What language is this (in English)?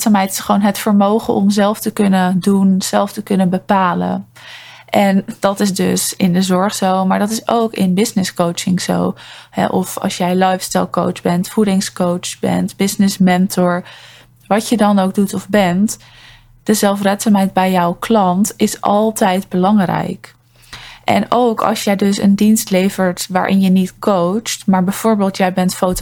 Dutch